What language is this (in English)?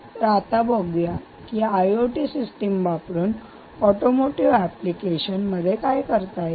Marathi